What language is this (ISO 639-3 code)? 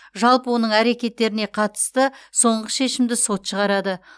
kaz